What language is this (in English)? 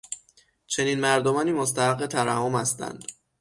Persian